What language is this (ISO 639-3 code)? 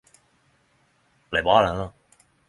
nno